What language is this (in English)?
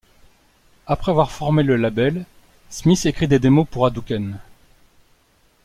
French